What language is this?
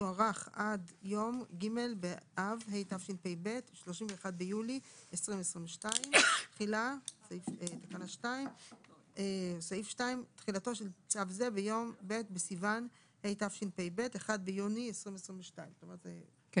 Hebrew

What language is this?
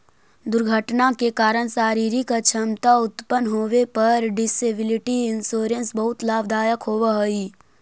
Magahi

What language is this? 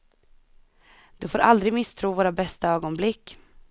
Swedish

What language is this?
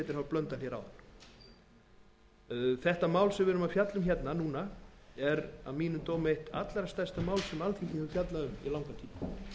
Icelandic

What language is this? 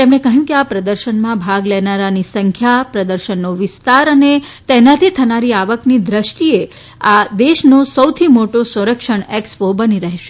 Gujarati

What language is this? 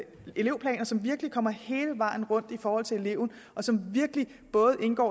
Danish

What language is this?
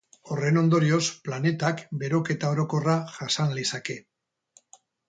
Basque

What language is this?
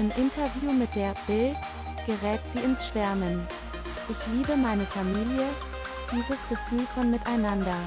German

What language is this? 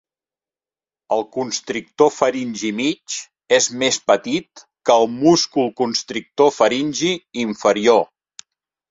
Catalan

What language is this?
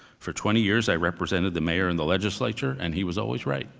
English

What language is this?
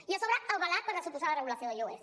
Catalan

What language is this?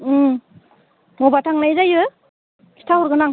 Bodo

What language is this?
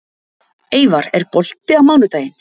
Icelandic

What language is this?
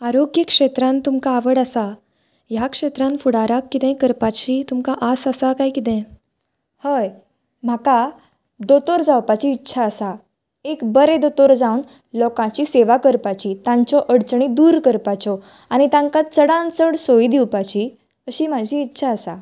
Konkani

